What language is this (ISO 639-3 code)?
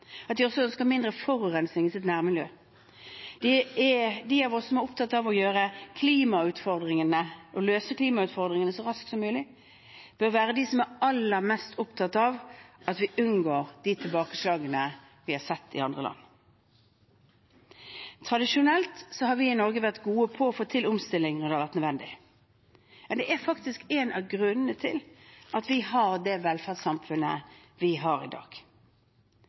nob